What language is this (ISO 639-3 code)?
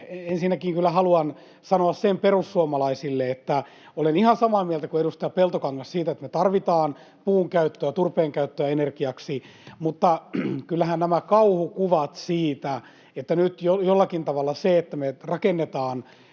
fin